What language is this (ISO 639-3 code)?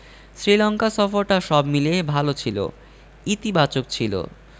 ben